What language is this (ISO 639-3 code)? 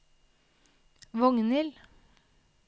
nor